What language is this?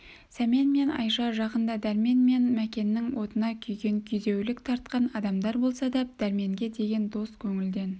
Kazakh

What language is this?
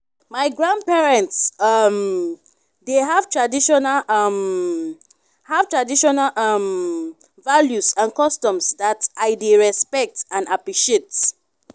Nigerian Pidgin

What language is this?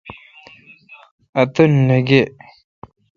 Kalkoti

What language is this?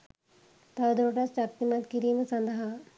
Sinhala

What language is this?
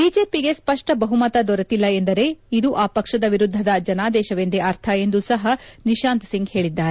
Kannada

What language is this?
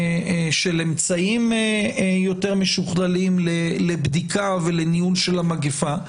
Hebrew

